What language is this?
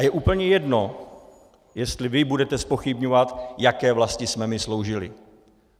Czech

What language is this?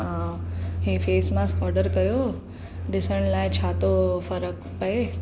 Sindhi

